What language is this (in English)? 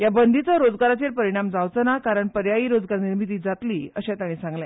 Konkani